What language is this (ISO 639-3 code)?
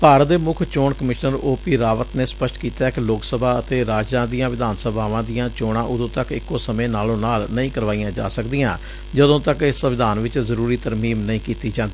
pan